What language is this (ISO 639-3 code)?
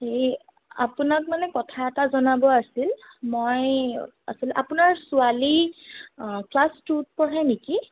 asm